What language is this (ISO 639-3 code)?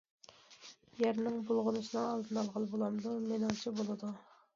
uig